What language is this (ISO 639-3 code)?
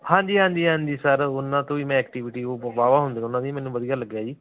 pan